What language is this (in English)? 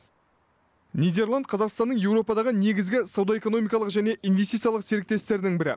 Kazakh